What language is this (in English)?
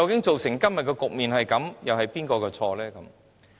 Cantonese